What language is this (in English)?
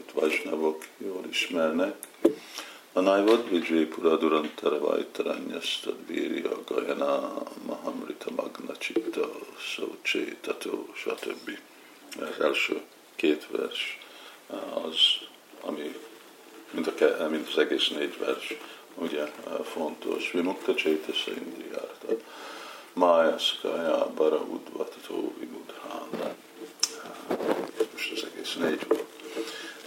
Hungarian